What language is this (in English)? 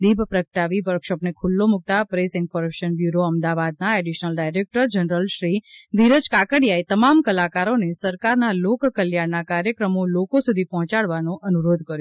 Gujarati